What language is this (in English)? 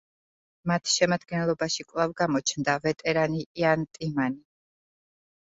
Georgian